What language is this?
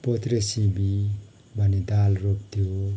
Nepali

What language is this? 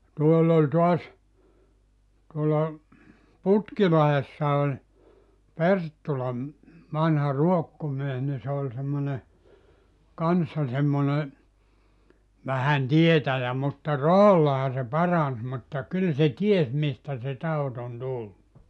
Finnish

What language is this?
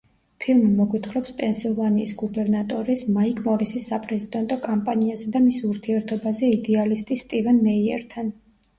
Georgian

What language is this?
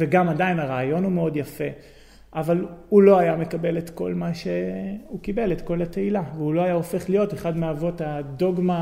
Hebrew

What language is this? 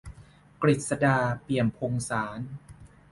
Thai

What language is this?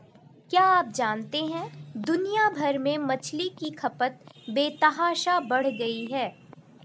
Hindi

